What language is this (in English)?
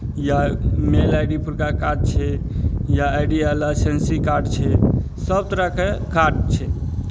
Maithili